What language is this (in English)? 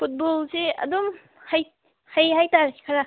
Manipuri